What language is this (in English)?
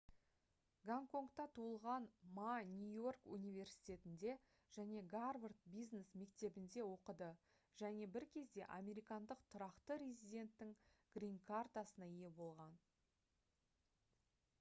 Kazakh